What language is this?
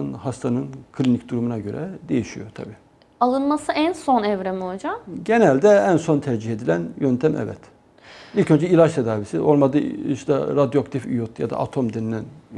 Turkish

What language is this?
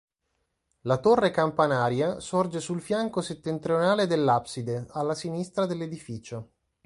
Italian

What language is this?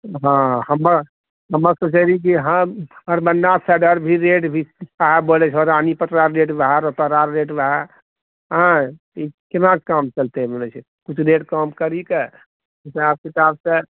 Maithili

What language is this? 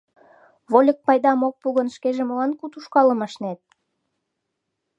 Mari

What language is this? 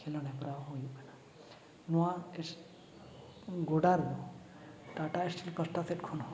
Santali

